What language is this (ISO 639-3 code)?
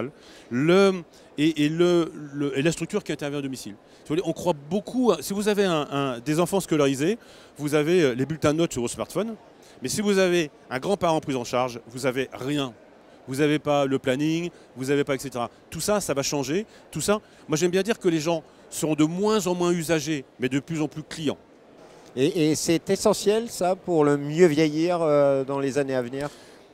fra